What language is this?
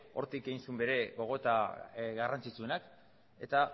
Basque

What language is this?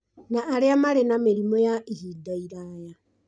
Kikuyu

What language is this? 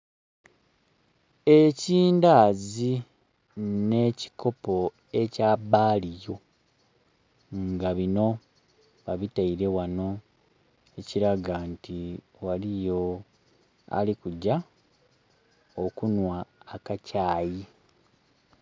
Soga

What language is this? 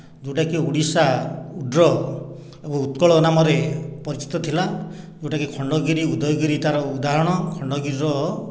Odia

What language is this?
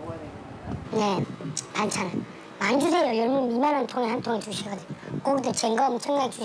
Korean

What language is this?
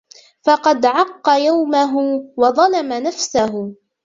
Arabic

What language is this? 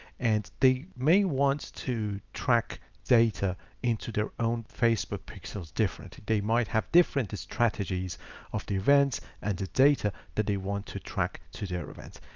English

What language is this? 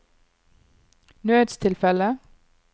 Norwegian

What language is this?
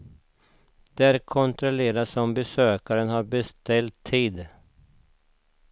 Swedish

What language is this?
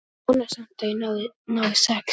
Icelandic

